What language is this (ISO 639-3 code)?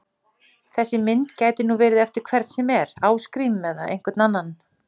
isl